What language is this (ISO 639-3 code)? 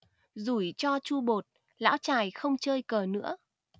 vie